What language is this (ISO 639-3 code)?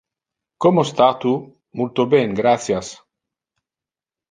ina